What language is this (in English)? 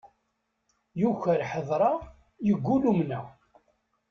Kabyle